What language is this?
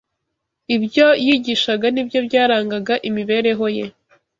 Kinyarwanda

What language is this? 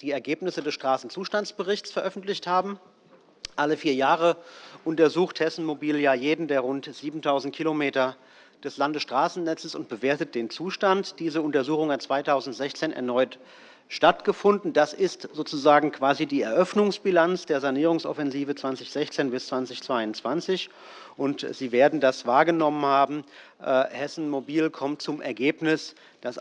German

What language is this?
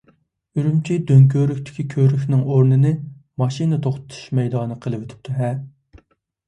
Uyghur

